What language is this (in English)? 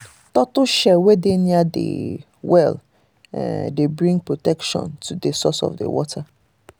Nigerian Pidgin